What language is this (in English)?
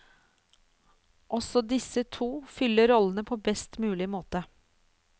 Norwegian